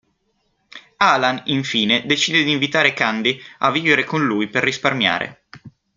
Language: Italian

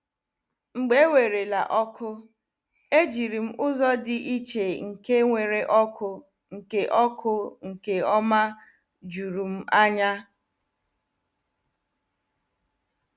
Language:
Igbo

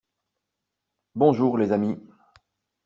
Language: French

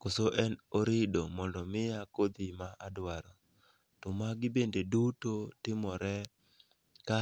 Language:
Luo (Kenya and Tanzania)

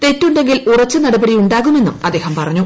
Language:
Malayalam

